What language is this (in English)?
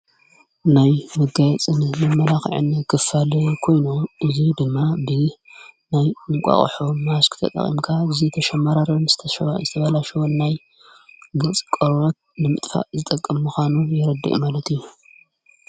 Tigrinya